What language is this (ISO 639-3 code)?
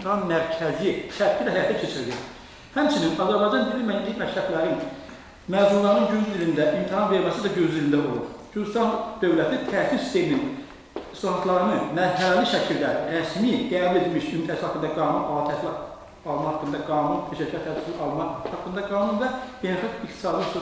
tur